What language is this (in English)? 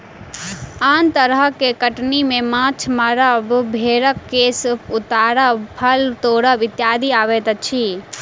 Maithili